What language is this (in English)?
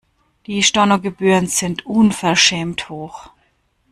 German